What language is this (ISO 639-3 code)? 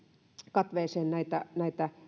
fin